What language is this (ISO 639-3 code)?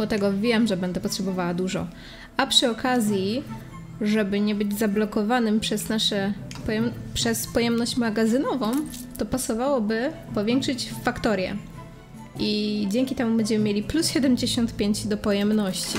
pol